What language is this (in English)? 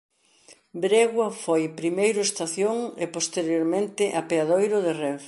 Galician